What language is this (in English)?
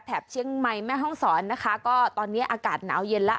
Thai